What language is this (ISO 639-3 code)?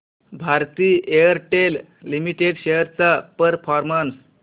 mar